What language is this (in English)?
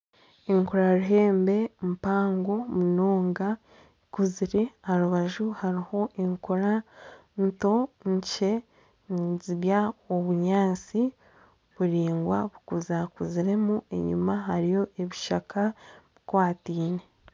Nyankole